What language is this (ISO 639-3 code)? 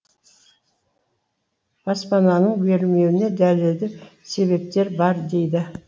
kaz